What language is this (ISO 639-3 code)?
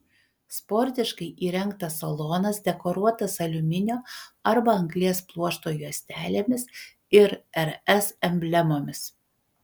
lit